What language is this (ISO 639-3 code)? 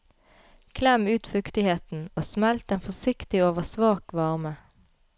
nor